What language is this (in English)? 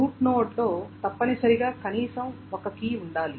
Telugu